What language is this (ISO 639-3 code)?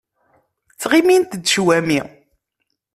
kab